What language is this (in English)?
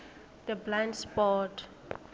South Ndebele